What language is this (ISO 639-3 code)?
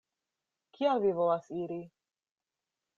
epo